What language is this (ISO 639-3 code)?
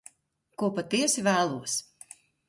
lav